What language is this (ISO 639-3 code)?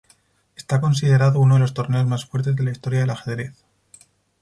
spa